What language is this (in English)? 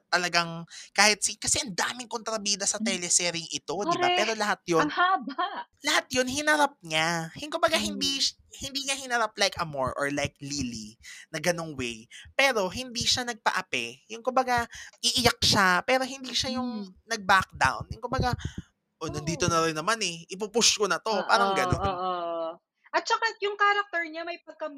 Filipino